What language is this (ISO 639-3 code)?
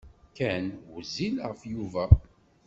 kab